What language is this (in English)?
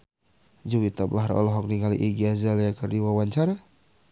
Sundanese